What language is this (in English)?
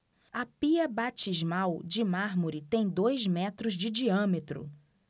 Portuguese